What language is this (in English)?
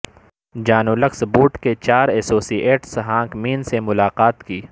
Urdu